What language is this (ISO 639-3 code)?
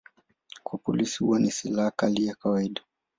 swa